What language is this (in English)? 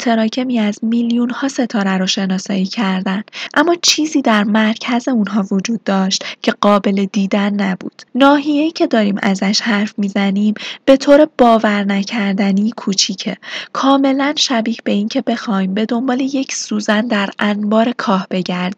Persian